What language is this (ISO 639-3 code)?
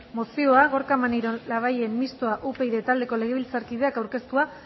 eus